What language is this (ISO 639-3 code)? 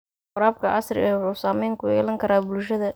som